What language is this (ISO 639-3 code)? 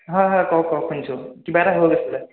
asm